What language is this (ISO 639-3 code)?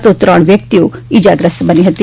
guj